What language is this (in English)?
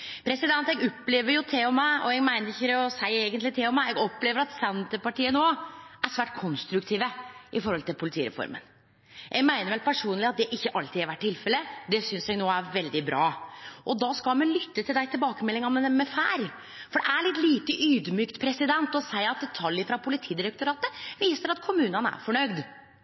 Norwegian Nynorsk